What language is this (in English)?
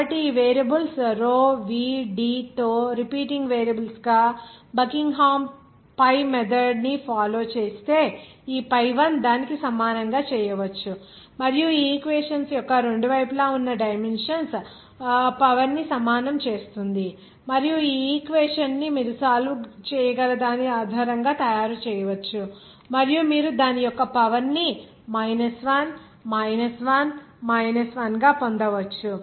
Telugu